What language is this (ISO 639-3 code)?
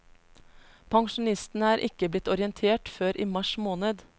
nor